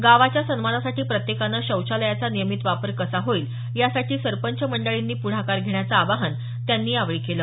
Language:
Marathi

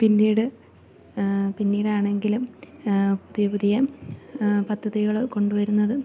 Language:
Malayalam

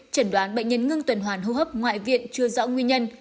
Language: Vietnamese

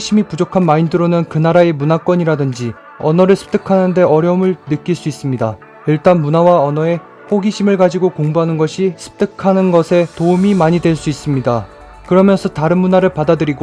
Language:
Korean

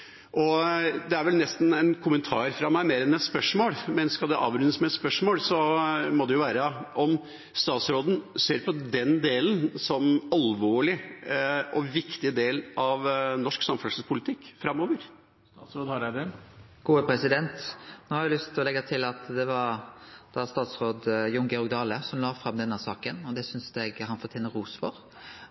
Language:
Norwegian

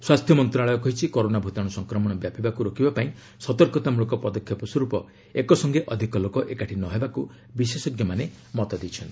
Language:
Odia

